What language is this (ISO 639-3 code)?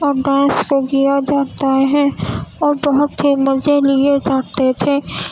urd